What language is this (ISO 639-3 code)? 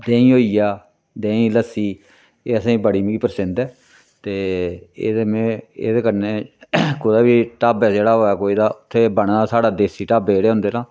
doi